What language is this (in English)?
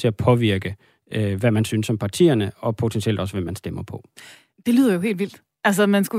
Danish